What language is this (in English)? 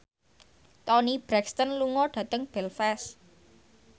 Javanese